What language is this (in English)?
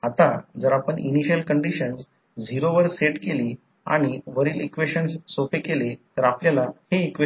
Marathi